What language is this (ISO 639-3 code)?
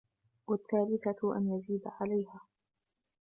ara